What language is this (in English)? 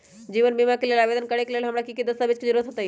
Magahi